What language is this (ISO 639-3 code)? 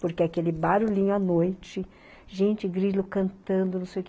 por